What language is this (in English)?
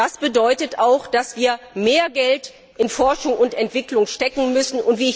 German